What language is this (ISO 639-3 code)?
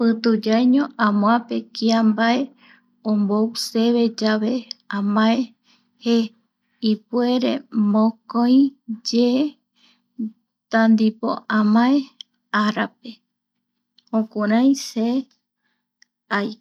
gui